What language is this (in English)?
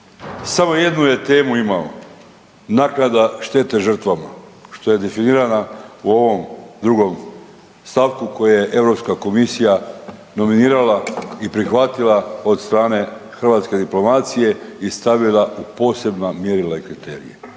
Croatian